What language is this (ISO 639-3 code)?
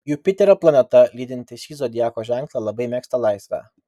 lit